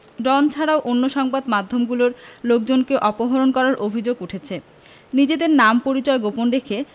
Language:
Bangla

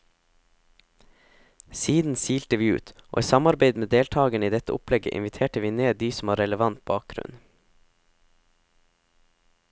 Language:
Norwegian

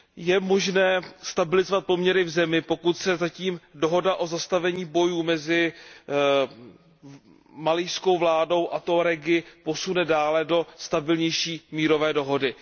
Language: Czech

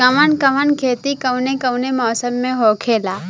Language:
Bhojpuri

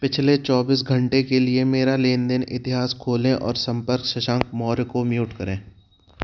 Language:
Hindi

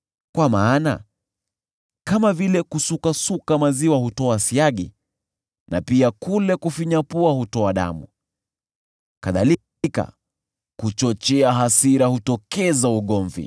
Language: Swahili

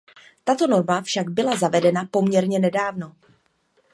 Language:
Czech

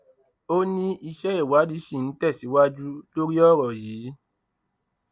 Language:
Yoruba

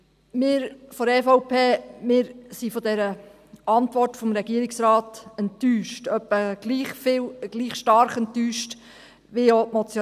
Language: Swiss German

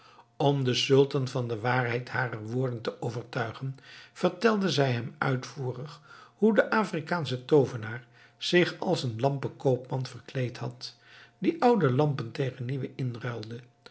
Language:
Dutch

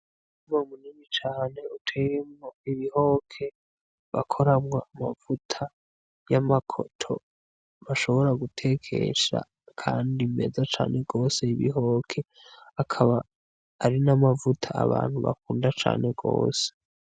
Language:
Rundi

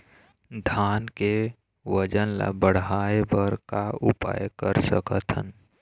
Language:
Chhattisgarhi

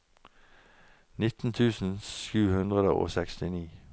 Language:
Norwegian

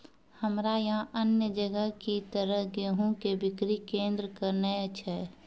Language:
Maithili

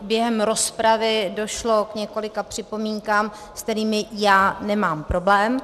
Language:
Czech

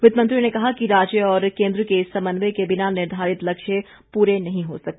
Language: Hindi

